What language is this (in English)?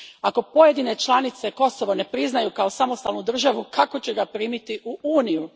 Croatian